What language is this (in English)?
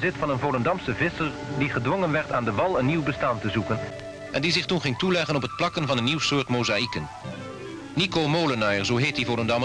Dutch